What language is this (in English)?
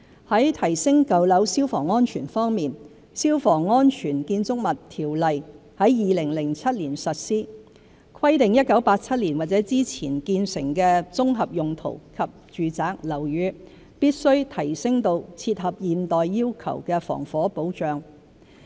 Cantonese